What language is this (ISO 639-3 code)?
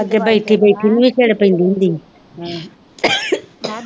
pan